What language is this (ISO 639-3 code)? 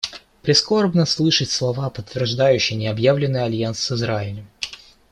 rus